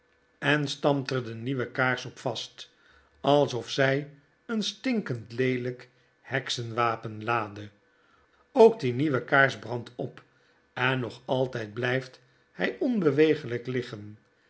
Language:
Dutch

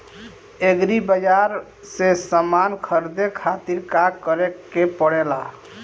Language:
Bhojpuri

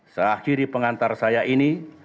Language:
Indonesian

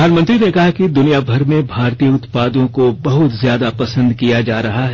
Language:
Hindi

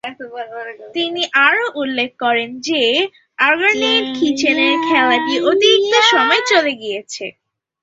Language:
Bangla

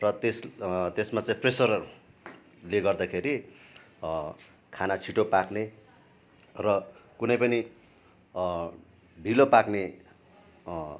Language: Nepali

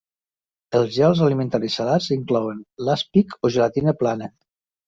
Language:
Catalan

